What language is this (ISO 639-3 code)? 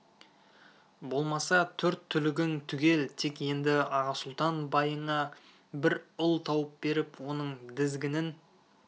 kaz